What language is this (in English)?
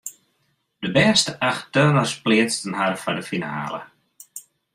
Western Frisian